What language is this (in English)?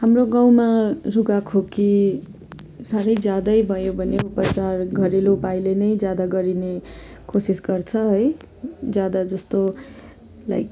Nepali